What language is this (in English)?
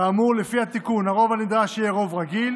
Hebrew